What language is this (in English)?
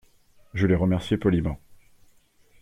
French